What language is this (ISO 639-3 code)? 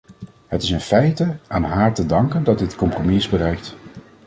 nld